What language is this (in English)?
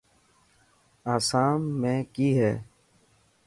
Dhatki